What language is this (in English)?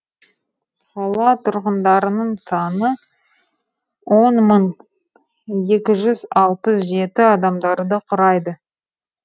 Kazakh